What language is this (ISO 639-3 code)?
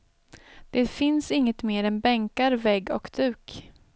swe